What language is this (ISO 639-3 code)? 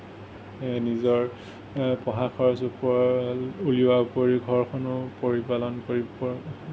asm